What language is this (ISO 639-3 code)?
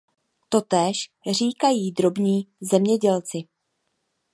ces